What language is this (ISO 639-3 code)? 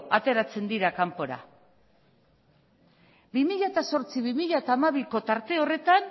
eus